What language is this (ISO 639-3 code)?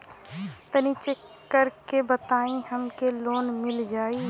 bho